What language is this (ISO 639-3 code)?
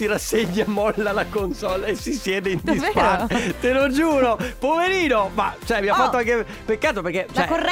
ita